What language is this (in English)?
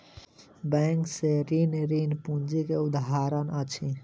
Maithili